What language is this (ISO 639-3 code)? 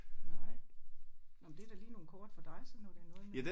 dan